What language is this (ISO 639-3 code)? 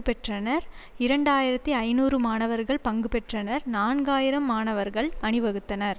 tam